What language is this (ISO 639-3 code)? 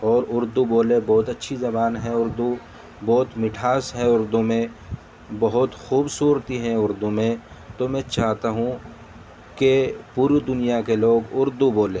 urd